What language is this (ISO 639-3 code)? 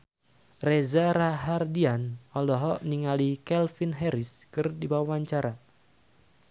sun